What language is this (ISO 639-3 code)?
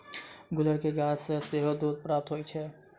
mai